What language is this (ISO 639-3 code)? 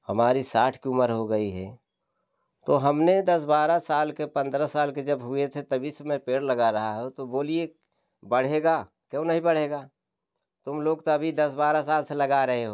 hin